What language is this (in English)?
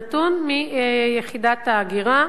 Hebrew